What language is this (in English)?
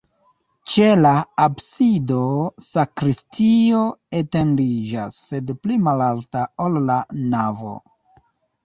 Esperanto